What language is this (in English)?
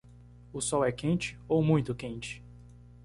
Portuguese